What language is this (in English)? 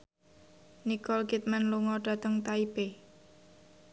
Javanese